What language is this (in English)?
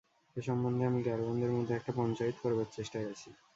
Bangla